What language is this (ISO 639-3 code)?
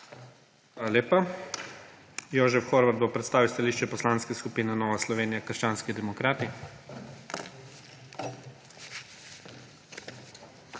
slv